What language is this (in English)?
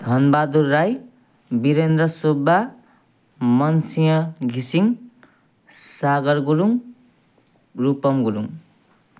Nepali